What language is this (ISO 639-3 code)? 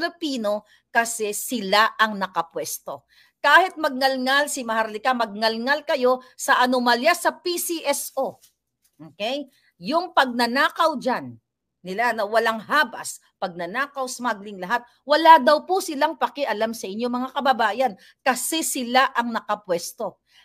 fil